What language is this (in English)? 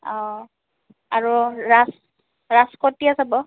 Assamese